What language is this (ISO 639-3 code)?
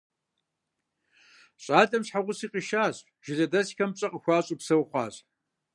kbd